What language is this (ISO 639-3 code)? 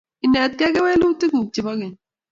kln